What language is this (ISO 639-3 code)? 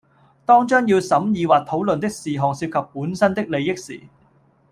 yue